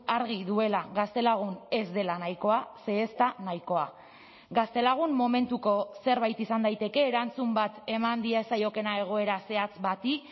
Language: Basque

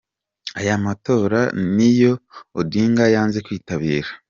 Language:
Kinyarwanda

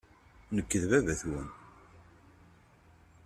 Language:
Kabyle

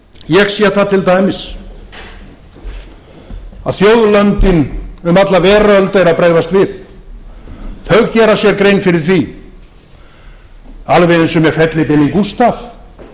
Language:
Icelandic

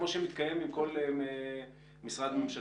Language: Hebrew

